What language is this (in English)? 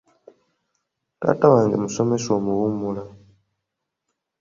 Ganda